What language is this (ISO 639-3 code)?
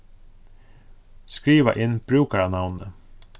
fao